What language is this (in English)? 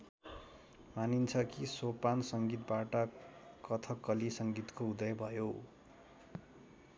Nepali